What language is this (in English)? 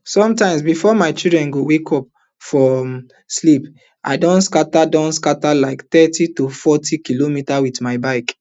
Nigerian Pidgin